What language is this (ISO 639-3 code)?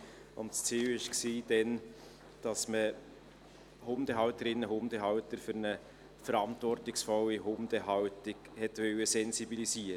gsw